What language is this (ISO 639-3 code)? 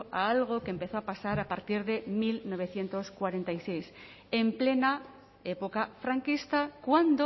spa